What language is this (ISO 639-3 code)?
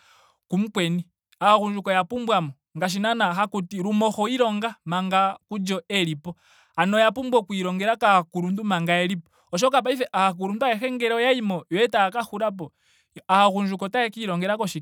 ndo